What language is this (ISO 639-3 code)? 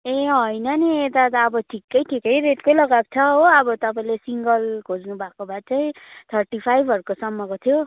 nep